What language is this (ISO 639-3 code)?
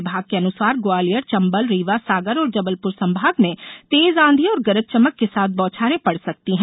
hin